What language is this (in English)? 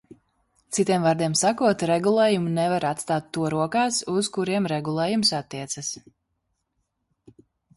Latvian